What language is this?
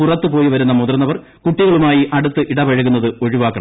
Malayalam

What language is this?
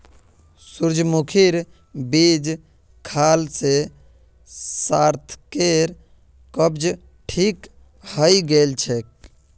Magahi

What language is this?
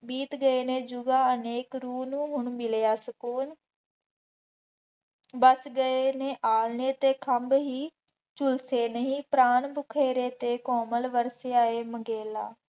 Punjabi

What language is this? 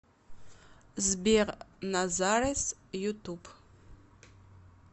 Russian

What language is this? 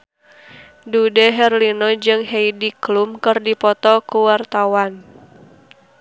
Sundanese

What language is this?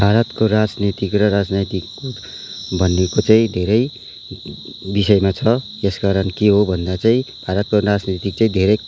Nepali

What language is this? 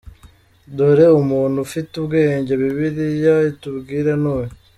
Kinyarwanda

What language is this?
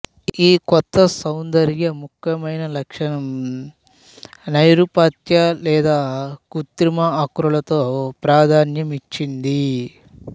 Telugu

